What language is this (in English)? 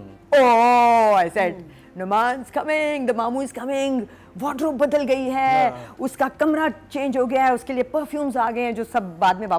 Hindi